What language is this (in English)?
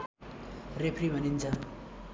Nepali